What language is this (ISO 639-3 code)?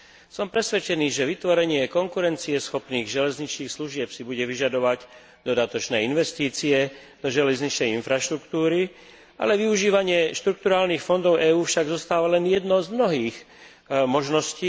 slk